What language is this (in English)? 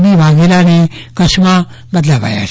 Gujarati